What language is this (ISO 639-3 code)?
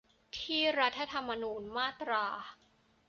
tha